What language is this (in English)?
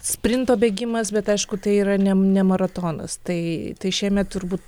Lithuanian